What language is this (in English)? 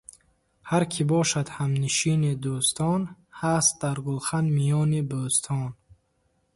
Tajik